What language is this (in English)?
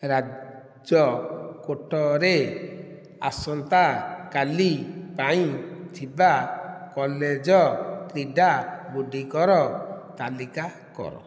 Odia